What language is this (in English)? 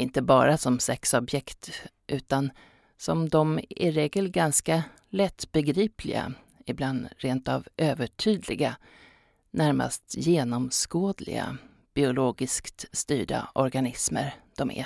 Swedish